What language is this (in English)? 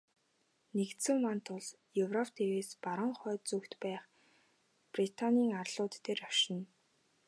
Mongolian